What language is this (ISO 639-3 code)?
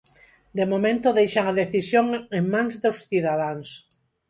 glg